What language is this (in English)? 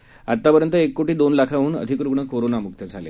Marathi